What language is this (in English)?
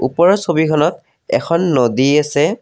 Assamese